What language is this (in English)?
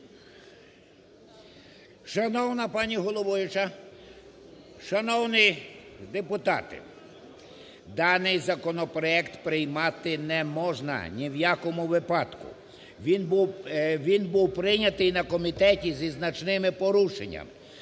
Ukrainian